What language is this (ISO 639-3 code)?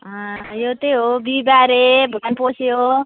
nep